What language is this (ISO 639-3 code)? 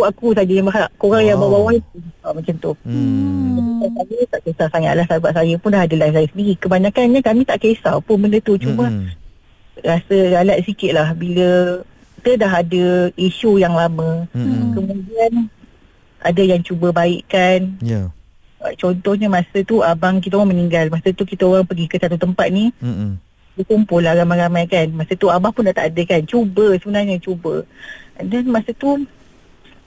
msa